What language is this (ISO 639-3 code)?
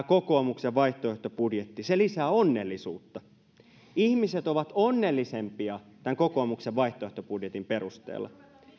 fin